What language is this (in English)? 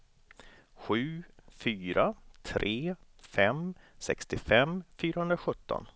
Swedish